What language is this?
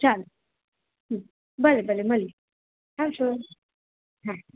Gujarati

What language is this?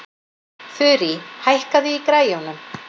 Icelandic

